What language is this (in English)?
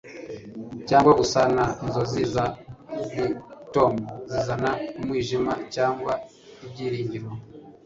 Kinyarwanda